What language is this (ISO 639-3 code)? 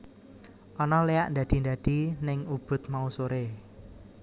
jav